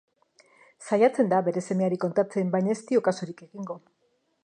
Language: Basque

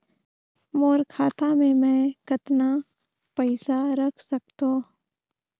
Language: Chhattisgarhi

